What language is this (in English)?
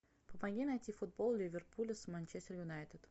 Russian